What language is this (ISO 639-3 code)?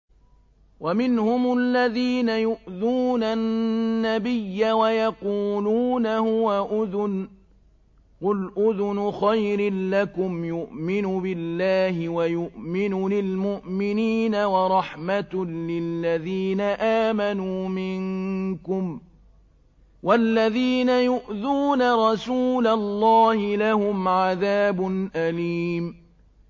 ara